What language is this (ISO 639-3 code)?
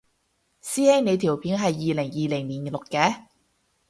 yue